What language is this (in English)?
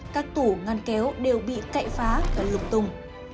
Vietnamese